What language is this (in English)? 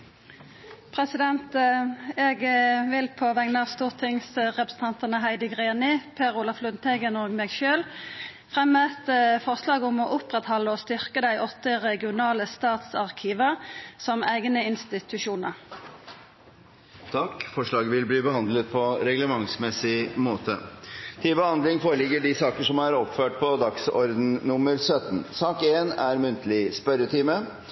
Norwegian Nynorsk